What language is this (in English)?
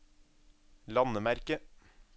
Norwegian